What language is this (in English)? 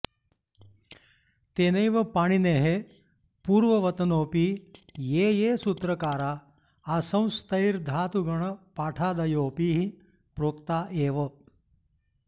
Sanskrit